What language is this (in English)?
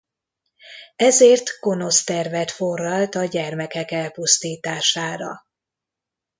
Hungarian